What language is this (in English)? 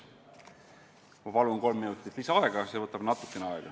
Estonian